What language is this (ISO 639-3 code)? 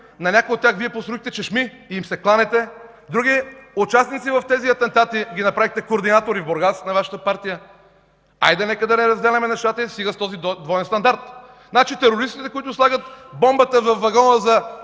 bul